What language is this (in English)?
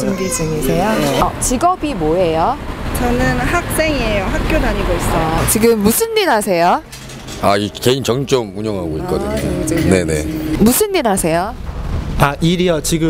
Korean